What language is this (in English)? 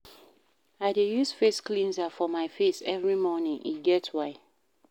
Nigerian Pidgin